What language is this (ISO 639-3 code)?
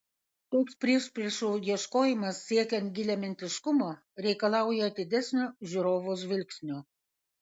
lit